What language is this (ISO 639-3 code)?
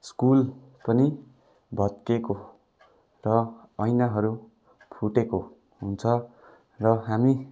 nep